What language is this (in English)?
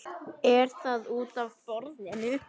Icelandic